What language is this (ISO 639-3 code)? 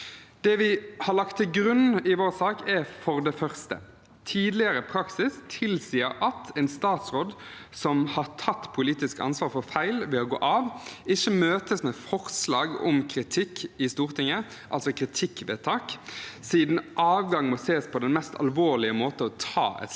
nor